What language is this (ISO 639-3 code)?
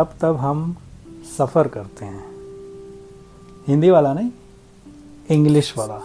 hin